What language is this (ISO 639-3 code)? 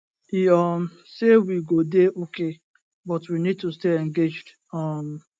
pcm